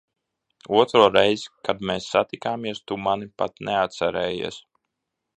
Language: Latvian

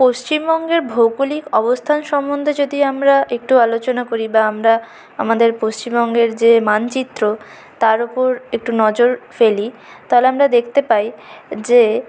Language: Bangla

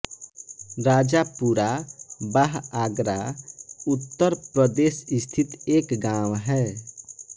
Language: Hindi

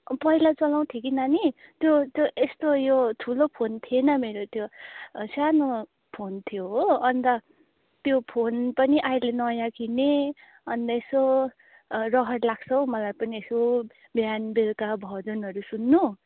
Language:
Nepali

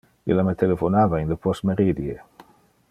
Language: Interlingua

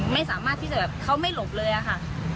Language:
Thai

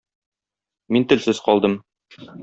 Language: Tatar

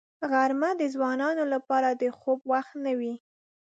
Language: Pashto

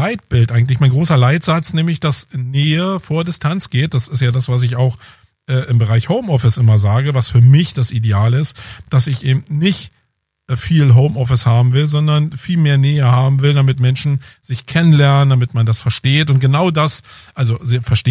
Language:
German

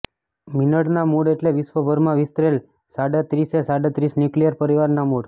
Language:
Gujarati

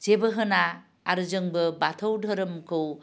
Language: Bodo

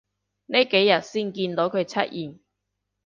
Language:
Cantonese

